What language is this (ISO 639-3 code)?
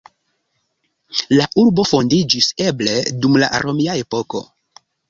epo